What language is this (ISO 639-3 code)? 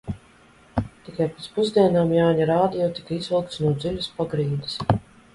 lav